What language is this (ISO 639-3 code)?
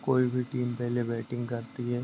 hin